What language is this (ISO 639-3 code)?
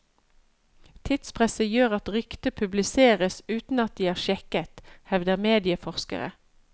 nor